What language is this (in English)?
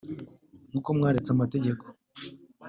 Kinyarwanda